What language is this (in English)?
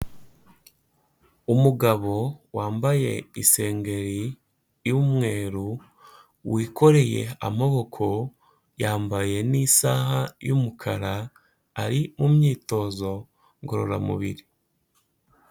Kinyarwanda